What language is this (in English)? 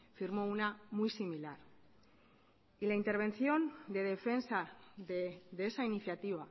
Spanish